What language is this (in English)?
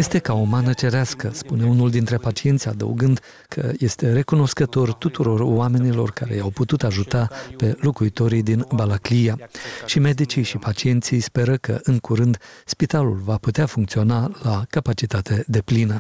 Romanian